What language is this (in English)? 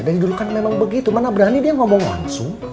Indonesian